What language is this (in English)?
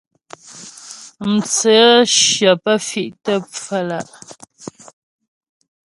Ghomala